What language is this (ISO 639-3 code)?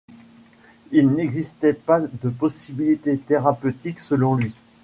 fra